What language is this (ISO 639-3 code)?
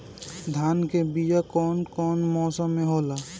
bho